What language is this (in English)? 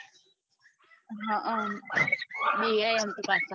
Gujarati